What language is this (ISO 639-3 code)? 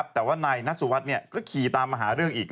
tha